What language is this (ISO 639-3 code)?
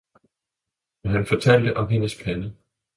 dan